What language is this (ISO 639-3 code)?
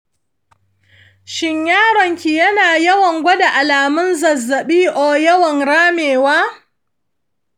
hau